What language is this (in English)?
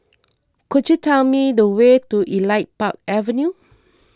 English